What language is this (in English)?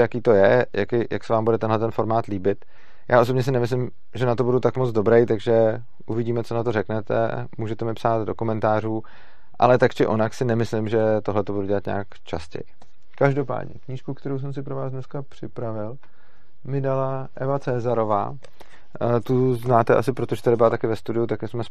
Czech